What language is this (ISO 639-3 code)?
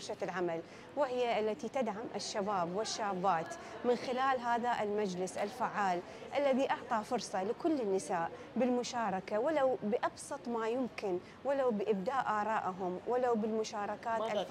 ara